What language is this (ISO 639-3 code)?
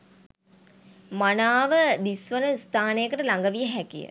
sin